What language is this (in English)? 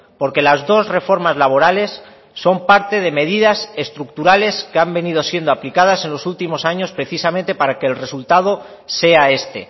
Spanish